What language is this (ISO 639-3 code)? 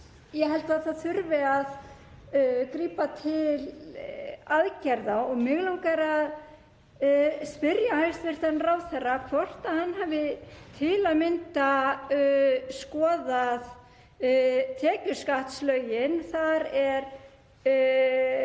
isl